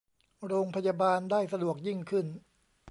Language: Thai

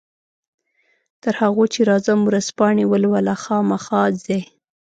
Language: Pashto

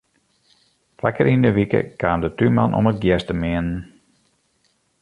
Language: Western Frisian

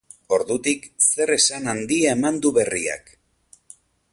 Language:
Basque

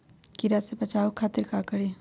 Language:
Magahi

